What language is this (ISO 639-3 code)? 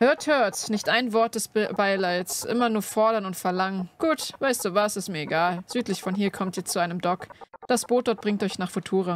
deu